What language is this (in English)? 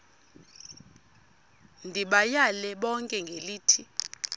Xhosa